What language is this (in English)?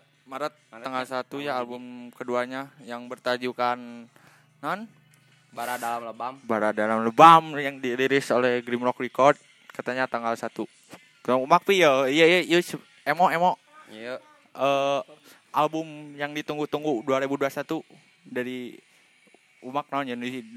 Indonesian